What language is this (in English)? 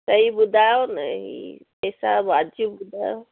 Sindhi